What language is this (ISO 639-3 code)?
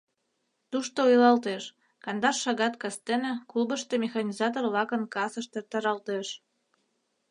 chm